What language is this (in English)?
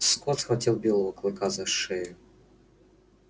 Russian